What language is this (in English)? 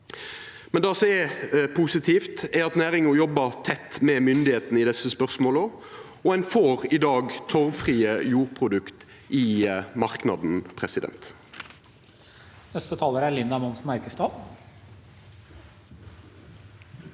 Norwegian